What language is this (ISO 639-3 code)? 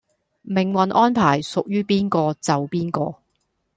yue